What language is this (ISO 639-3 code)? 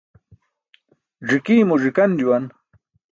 bsk